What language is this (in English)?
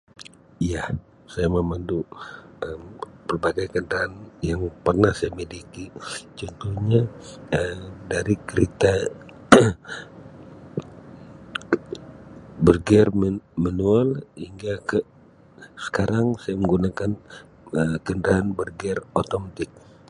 Sabah Malay